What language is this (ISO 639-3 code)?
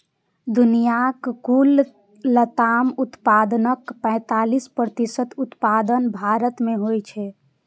mai